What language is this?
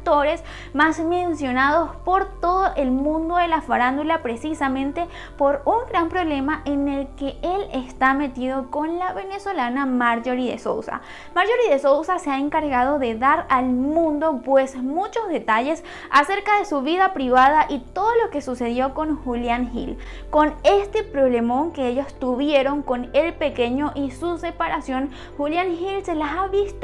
Spanish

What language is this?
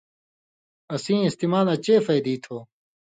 Indus Kohistani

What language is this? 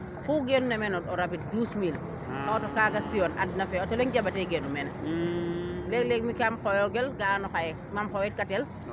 Serer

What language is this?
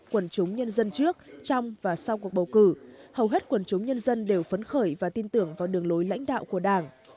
Vietnamese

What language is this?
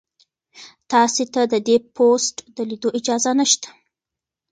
Pashto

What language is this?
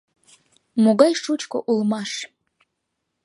Mari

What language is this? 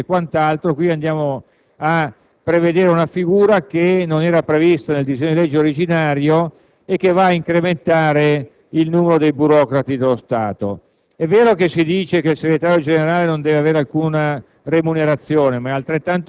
Italian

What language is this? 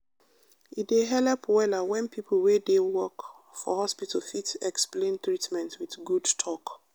Nigerian Pidgin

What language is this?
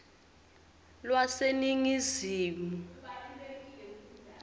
Swati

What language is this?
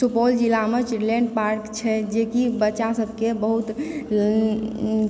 Maithili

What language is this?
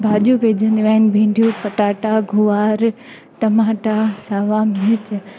Sindhi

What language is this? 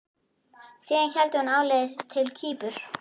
Icelandic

